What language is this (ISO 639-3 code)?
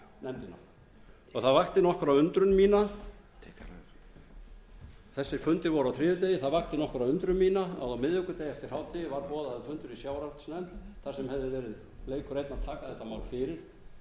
isl